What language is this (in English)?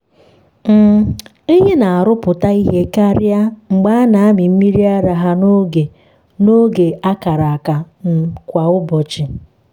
Igbo